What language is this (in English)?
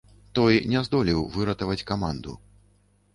Belarusian